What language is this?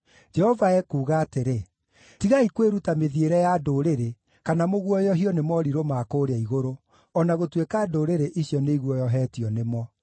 Kikuyu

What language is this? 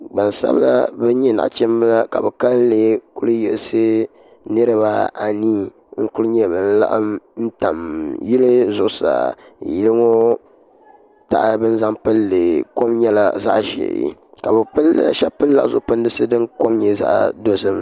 Dagbani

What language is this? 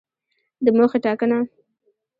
Pashto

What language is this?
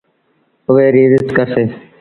Sindhi Bhil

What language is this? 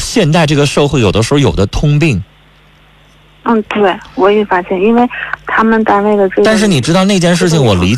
Chinese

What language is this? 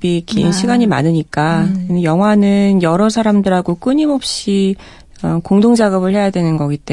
Korean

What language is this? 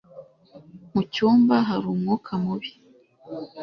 Kinyarwanda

